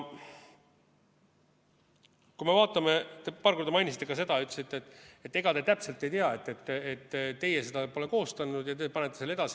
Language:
Estonian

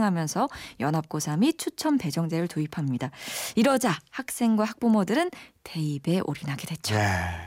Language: Korean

